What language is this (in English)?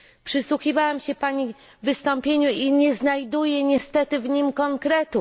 Polish